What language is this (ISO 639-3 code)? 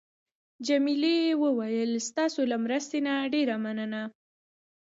pus